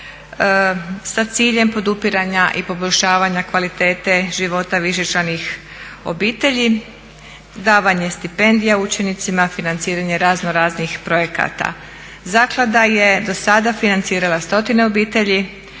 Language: Croatian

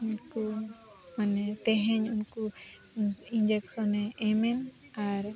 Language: Santali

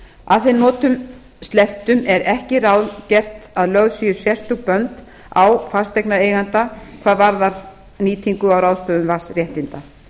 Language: Icelandic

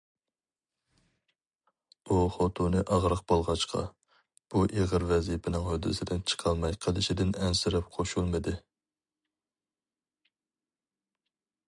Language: Uyghur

